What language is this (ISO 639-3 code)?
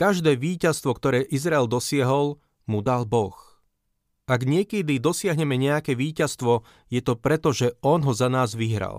slk